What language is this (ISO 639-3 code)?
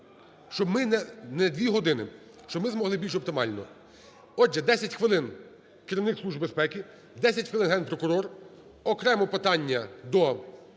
ukr